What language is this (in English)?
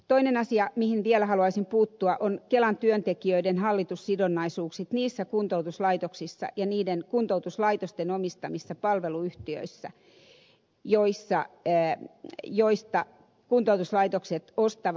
Finnish